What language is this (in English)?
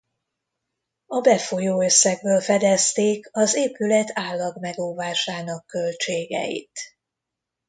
Hungarian